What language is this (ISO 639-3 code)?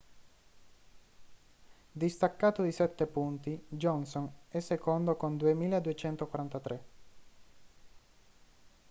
ita